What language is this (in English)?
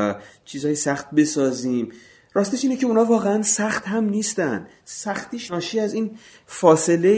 Persian